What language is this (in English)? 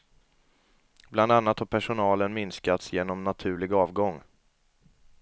Swedish